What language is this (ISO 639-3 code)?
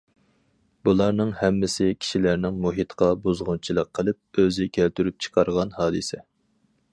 uig